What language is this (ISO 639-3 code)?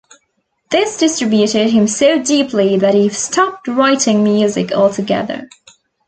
eng